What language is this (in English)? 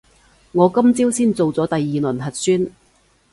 Cantonese